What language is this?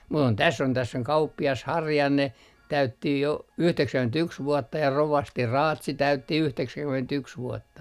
Finnish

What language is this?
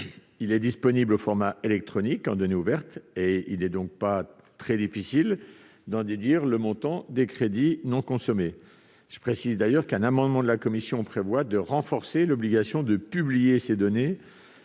French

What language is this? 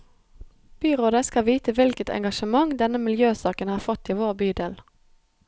Norwegian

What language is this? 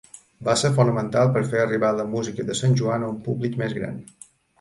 Catalan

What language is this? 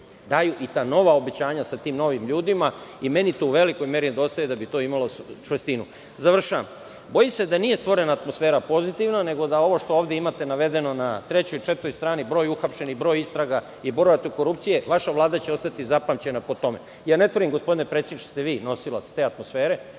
Serbian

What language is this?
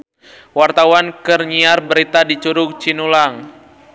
Sundanese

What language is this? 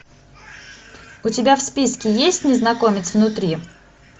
Russian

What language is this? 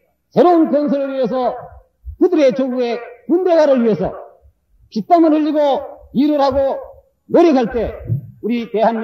Korean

